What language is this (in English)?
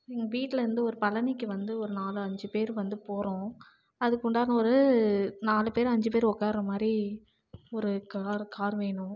Tamil